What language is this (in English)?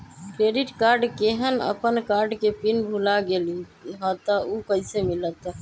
Magahi